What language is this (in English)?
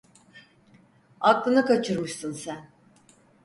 Turkish